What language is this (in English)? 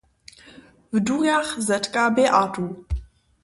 Upper Sorbian